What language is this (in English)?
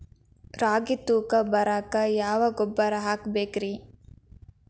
Kannada